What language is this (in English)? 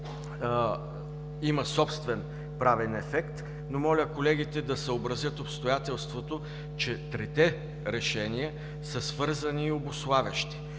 Bulgarian